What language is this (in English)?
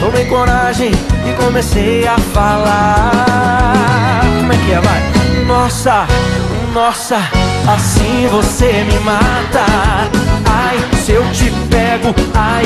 Portuguese